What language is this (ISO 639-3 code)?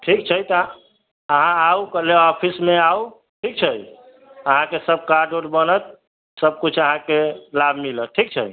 mai